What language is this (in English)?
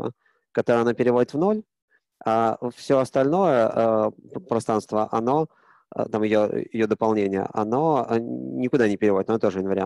Russian